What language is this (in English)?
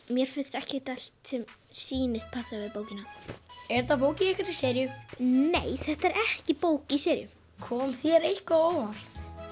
Icelandic